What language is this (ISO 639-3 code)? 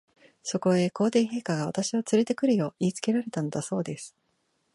jpn